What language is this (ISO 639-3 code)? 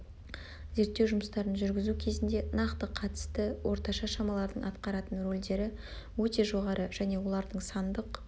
kaz